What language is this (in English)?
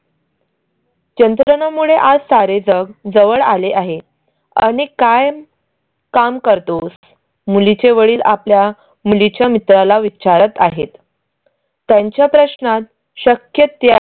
Marathi